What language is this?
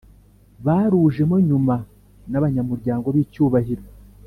Kinyarwanda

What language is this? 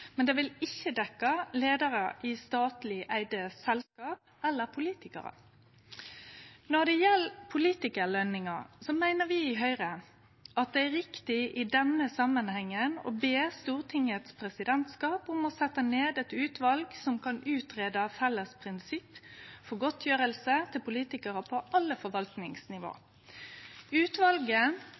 Norwegian Nynorsk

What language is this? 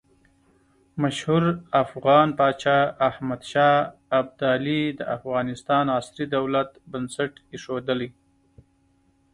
Pashto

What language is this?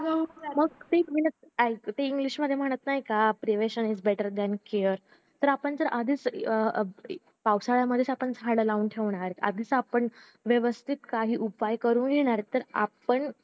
Marathi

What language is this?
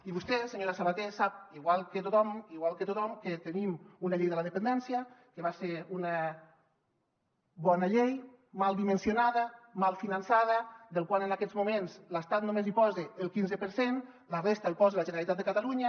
Catalan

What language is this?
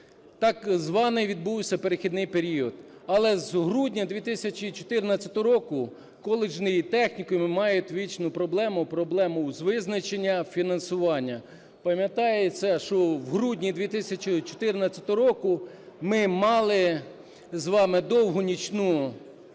Ukrainian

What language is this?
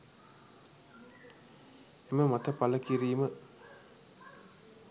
Sinhala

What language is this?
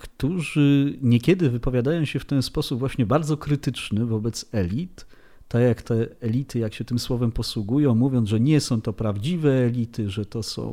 Polish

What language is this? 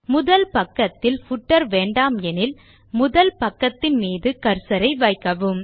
Tamil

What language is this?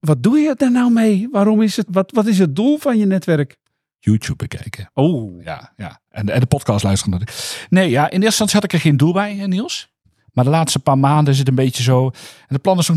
Dutch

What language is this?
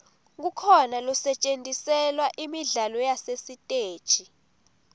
Swati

